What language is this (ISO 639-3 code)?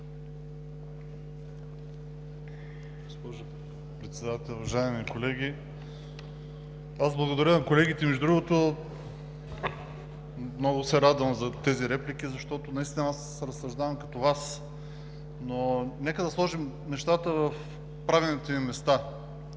bul